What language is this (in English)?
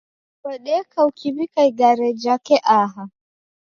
Taita